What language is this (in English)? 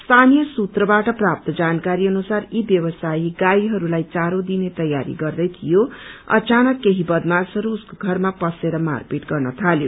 Nepali